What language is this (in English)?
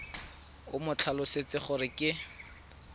Tswana